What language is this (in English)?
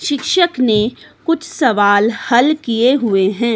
Hindi